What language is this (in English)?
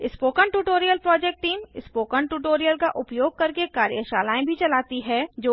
Hindi